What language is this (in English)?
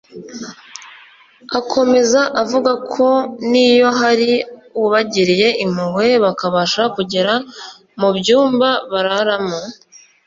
Kinyarwanda